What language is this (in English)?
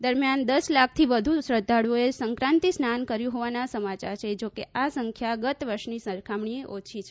Gujarati